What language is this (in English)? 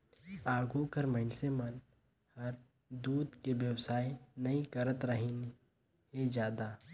Chhattisgarhi